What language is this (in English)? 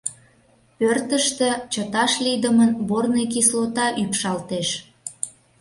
Mari